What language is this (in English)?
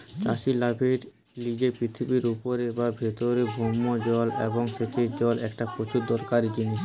Bangla